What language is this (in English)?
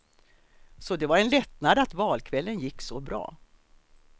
Swedish